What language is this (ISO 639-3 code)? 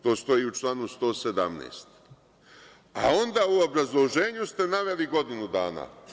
srp